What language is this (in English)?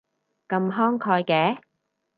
Cantonese